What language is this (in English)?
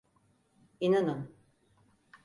Turkish